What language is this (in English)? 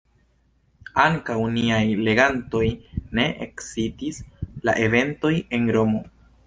Esperanto